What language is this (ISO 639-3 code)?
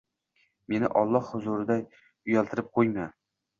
uzb